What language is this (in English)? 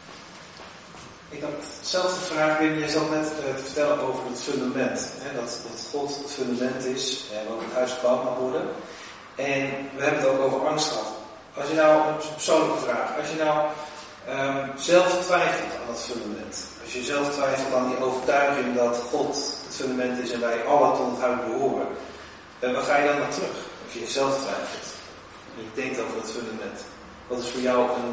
Dutch